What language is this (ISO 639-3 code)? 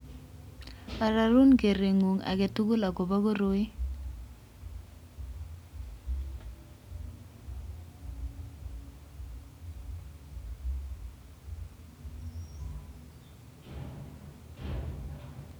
kln